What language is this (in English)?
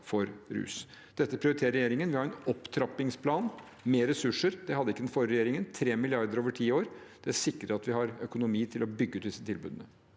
Norwegian